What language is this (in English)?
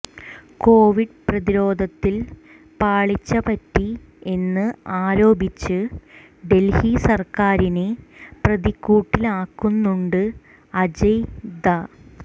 Malayalam